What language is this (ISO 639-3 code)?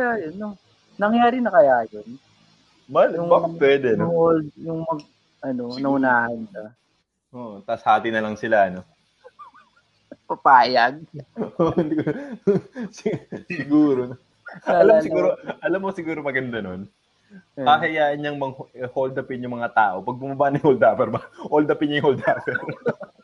fil